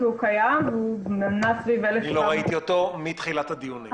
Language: Hebrew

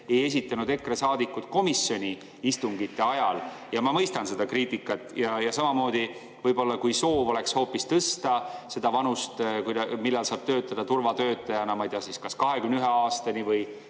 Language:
Estonian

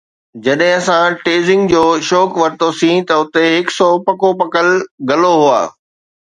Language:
Sindhi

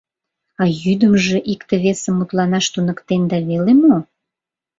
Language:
Mari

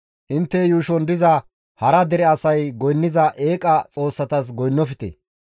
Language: Gamo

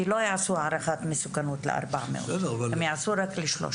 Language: Hebrew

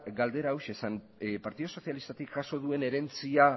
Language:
Basque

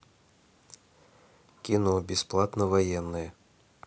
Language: Russian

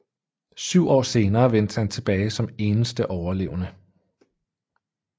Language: Danish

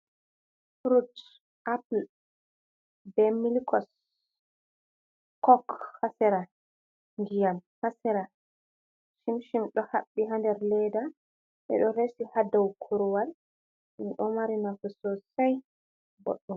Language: Fula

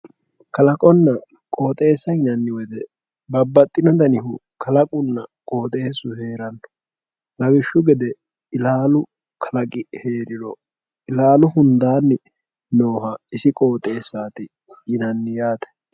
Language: Sidamo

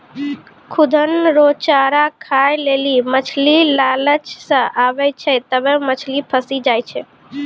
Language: Maithili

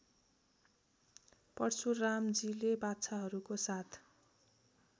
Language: Nepali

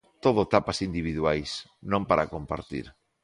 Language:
Galician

